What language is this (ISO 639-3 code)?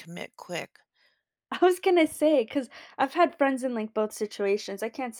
eng